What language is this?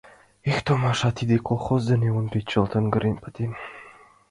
Mari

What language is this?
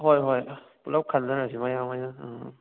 Manipuri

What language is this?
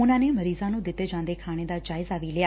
Punjabi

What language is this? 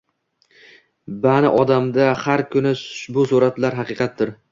Uzbek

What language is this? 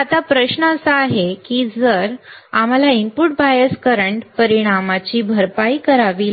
Marathi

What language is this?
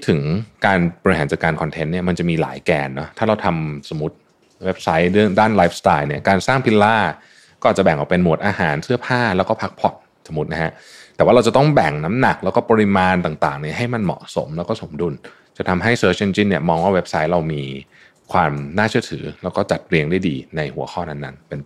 Thai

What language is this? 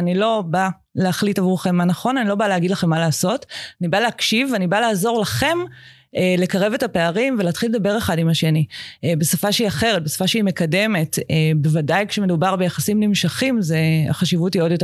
Hebrew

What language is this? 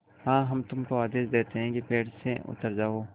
Hindi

